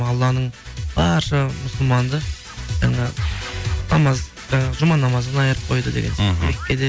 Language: Kazakh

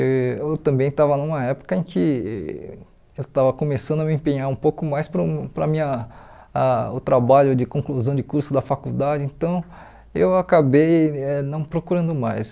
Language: Portuguese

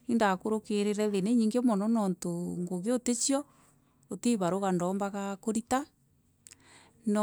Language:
Meru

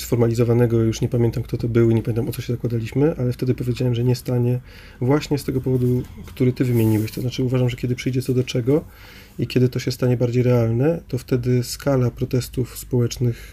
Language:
Polish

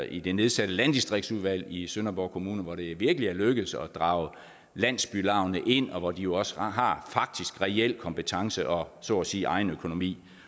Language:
Danish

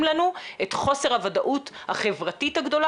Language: Hebrew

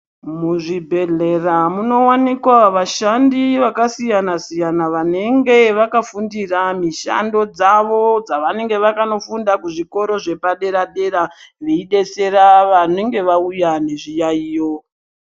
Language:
Ndau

